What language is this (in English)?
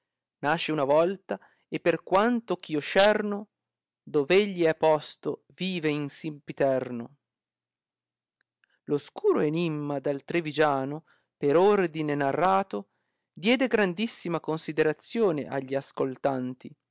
Italian